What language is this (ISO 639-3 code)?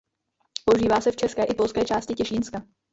ces